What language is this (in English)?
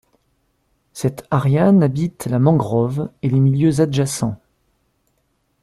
French